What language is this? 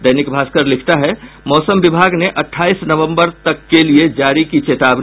Hindi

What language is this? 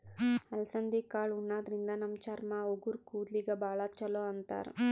Kannada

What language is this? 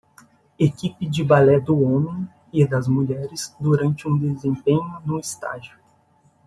Portuguese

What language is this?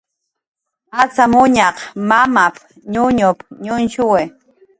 Jaqaru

